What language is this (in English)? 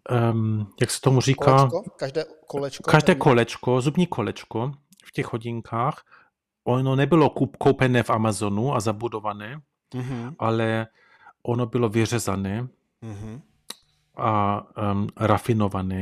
Czech